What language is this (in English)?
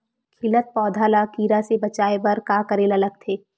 Chhattisgarhi